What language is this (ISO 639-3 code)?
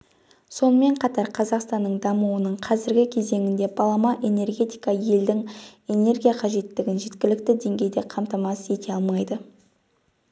kaz